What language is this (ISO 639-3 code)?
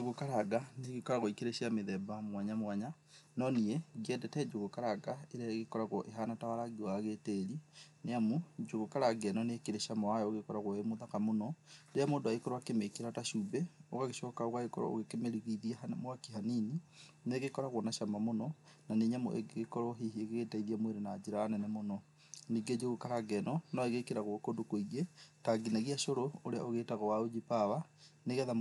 kik